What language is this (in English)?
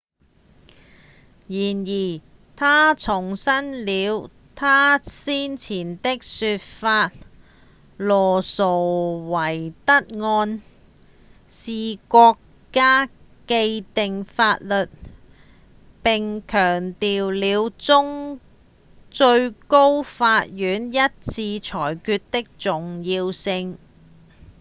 Cantonese